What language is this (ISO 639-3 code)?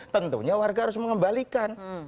ind